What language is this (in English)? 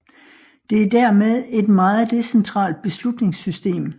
Danish